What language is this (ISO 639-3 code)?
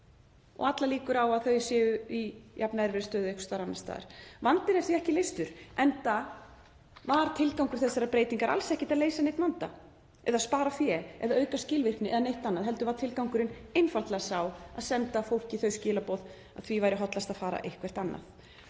isl